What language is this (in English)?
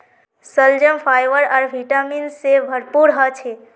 Magahi